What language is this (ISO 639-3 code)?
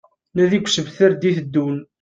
kab